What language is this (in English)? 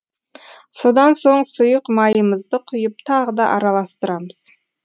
Kazakh